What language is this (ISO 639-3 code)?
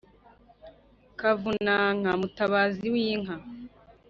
kin